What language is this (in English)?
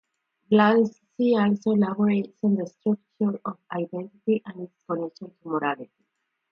English